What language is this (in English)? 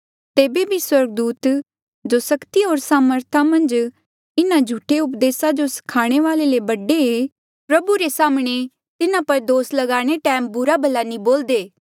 Mandeali